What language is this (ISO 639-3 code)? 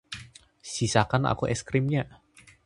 ind